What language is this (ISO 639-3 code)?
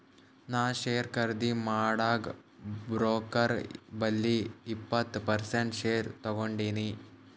kan